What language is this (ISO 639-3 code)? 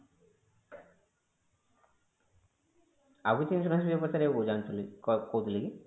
ori